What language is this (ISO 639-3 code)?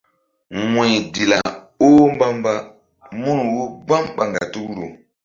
mdd